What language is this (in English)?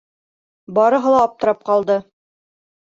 Bashkir